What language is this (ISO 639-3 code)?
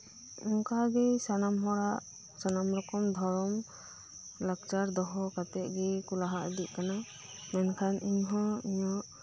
sat